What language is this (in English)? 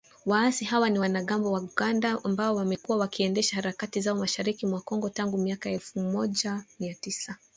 Swahili